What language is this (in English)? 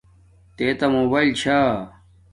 Domaaki